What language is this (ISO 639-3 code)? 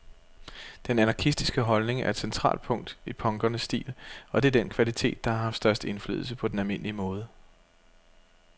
dan